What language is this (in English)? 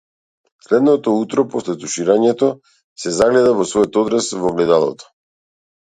Macedonian